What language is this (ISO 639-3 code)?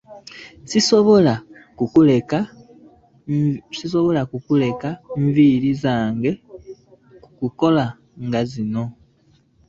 lug